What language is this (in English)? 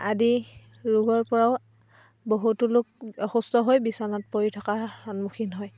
Assamese